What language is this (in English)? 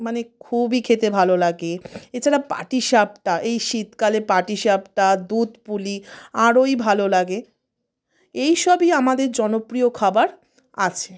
Bangla